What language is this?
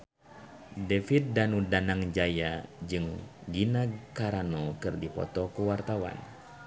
Sundanese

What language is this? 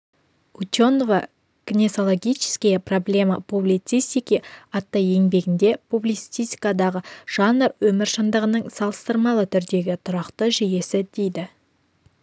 Kazakh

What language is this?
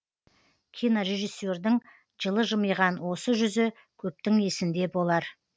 Kazakh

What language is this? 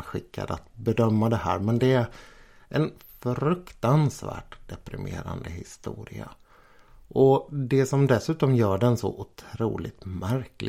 Swedish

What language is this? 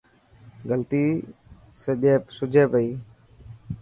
Dhatki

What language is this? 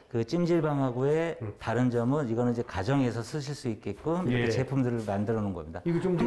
Korean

